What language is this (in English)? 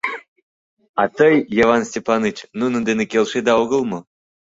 Mari